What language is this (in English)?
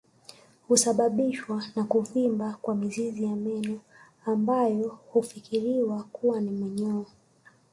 Swahili